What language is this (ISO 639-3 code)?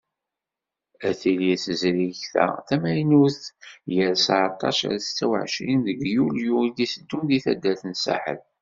kab